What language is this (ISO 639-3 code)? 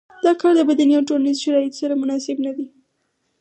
pus